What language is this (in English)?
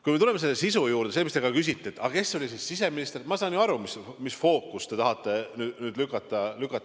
Estonian